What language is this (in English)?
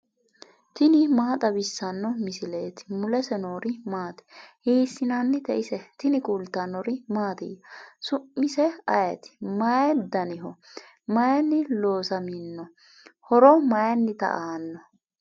Sidamo